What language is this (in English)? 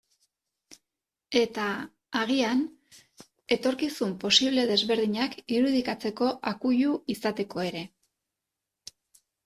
Basque